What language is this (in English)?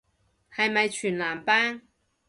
Cantonese